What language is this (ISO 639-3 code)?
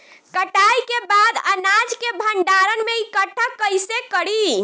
bho